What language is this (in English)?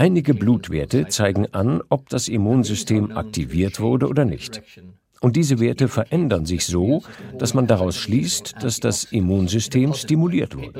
German